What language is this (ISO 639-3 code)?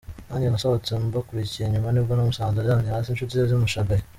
kin